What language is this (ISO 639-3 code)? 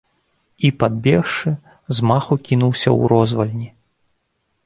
bel